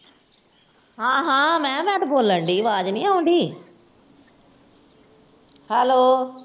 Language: Punjabi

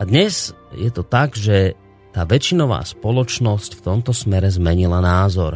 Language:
Slovak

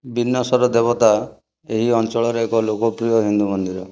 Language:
Odia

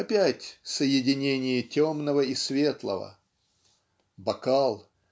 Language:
Russian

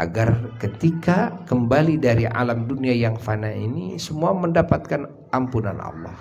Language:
Indonesian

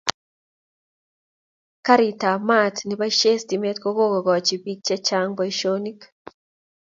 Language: Kalenjin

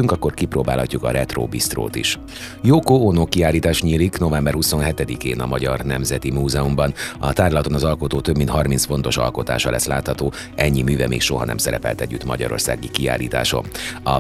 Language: Hungarian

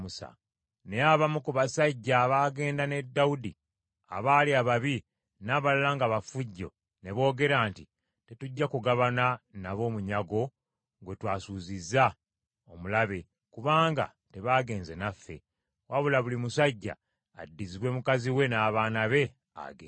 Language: Ganda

